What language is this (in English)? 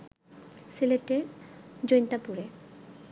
Bangla